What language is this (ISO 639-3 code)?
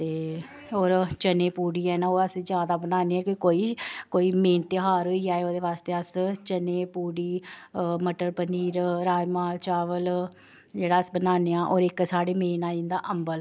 doi